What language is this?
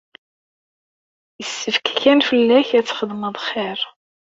Kabyle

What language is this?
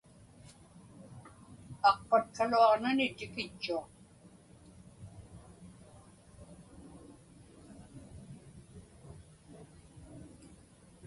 Inupiaq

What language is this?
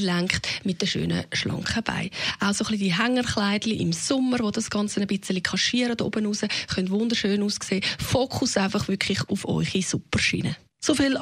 German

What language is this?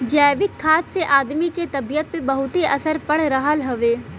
Bhojpuri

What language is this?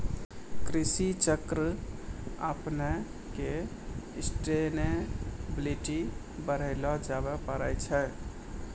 Maithili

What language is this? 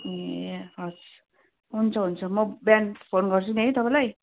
Nepali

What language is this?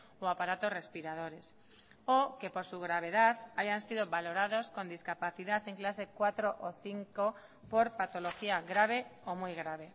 Spanish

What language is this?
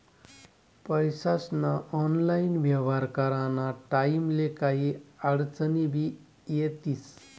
Marathi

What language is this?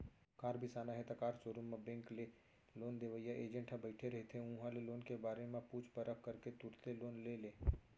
Chhattisgarhi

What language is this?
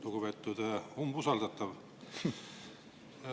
Estonian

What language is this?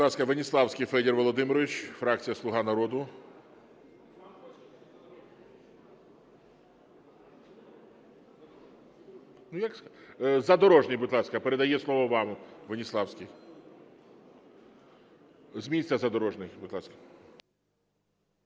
Ukrainian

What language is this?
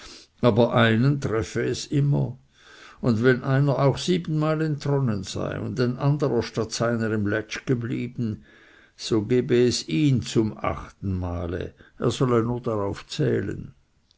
German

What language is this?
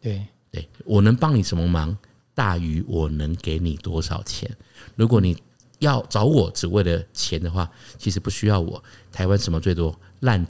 Chinese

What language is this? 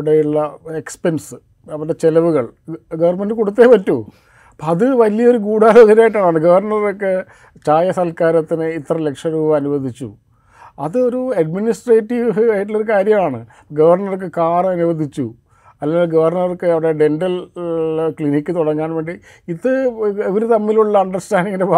Malayalam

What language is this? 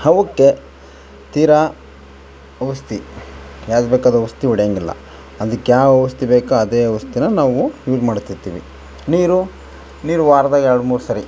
Kannada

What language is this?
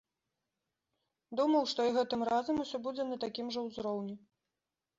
Belarusian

